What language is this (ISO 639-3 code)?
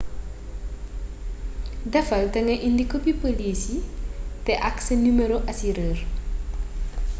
wol